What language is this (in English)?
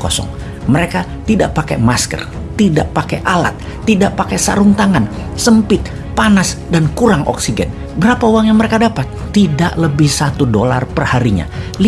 Indonesian